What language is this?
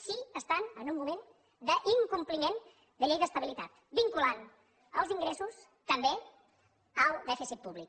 Catalan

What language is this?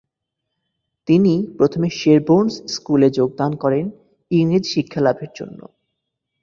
Bangla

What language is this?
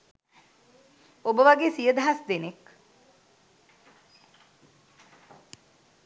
Sinhala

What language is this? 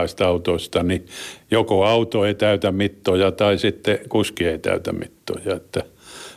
Finnish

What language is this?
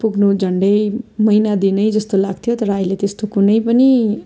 Nepali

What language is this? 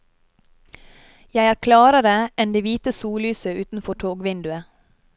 Norwegian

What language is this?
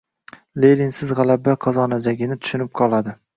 Uzbek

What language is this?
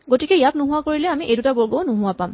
Assamese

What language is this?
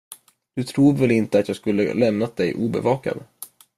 Swedish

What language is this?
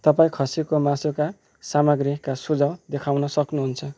Nepali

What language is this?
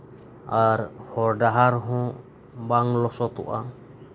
Santali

